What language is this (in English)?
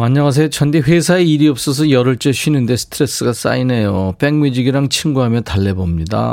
Korean